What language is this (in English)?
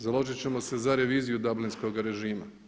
Croatian